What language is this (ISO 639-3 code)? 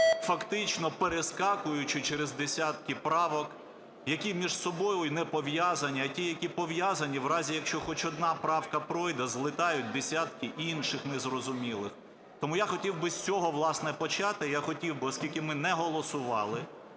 ukr